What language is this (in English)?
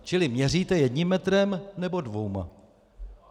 Czech